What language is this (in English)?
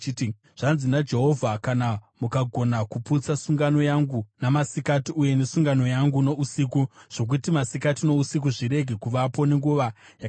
Shona